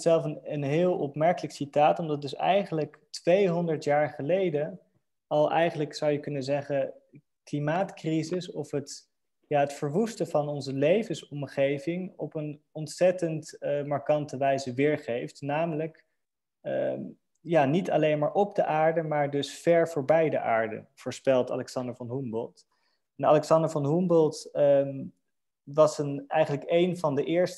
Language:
Dutch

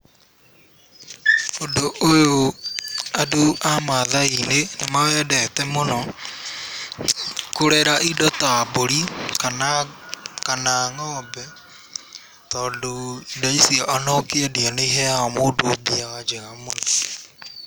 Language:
Kikuyu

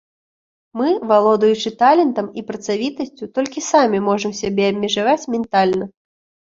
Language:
Belarusian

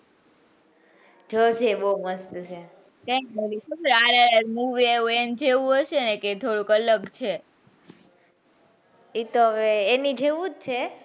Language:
Gujarati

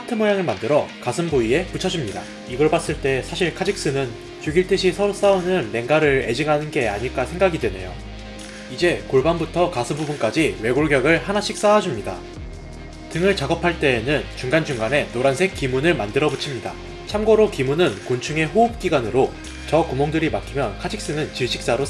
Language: Korean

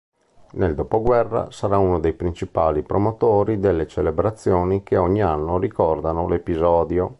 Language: Italian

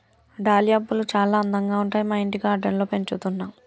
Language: Telugu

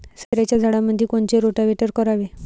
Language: Marathi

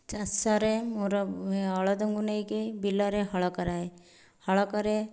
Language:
Odia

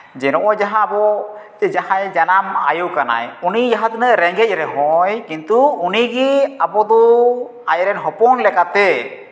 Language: Santali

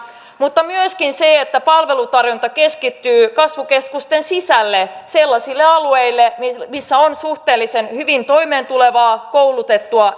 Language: Finnish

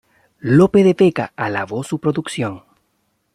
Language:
Spanish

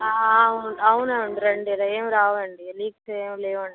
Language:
Telugu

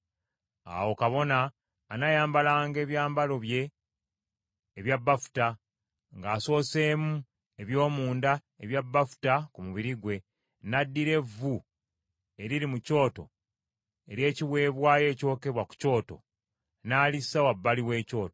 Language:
Ganda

